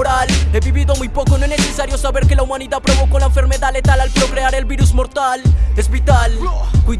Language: Spanish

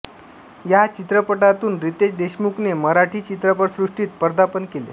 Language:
Marathi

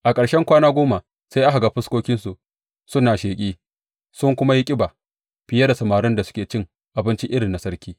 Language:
Hausa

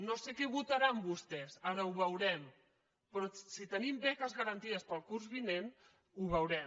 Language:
Catalan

